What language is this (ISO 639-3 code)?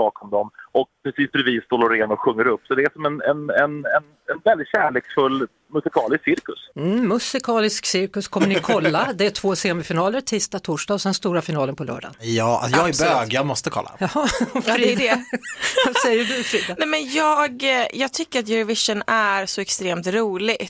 swe